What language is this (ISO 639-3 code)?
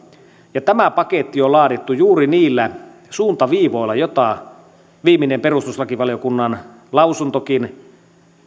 fin